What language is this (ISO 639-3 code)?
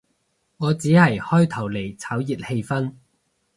yue